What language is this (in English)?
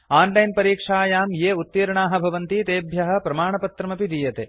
Sanskrit